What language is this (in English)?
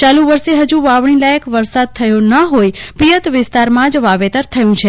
Gujarati